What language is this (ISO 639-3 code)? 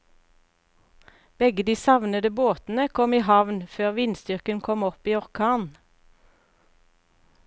nor